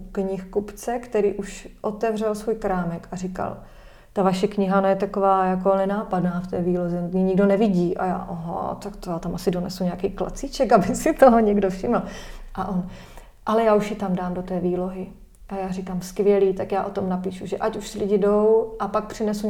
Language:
Czech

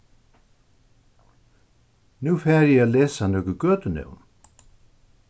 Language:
Faroese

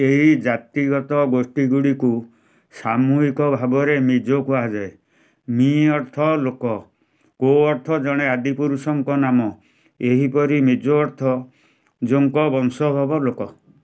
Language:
Odia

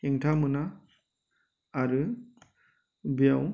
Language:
Bodo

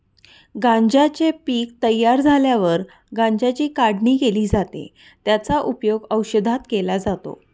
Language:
Marathi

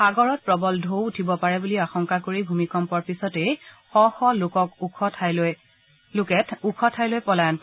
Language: Assamese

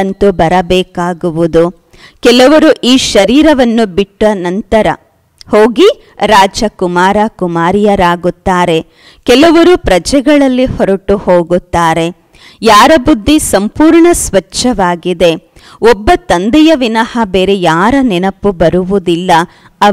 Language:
Korean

